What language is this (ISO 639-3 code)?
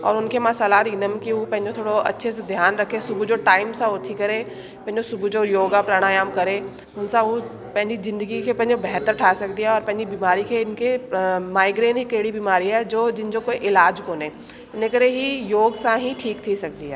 snd